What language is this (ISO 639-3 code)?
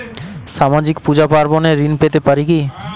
ben